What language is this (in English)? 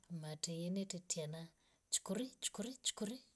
Rombo